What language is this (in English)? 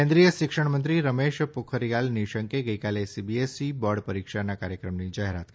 Gujarati